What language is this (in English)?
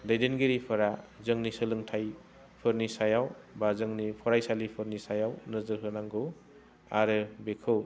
Bodo